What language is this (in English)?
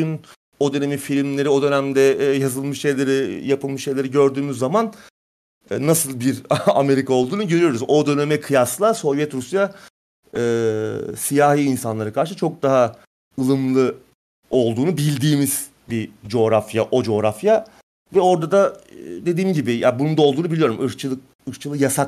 Turkish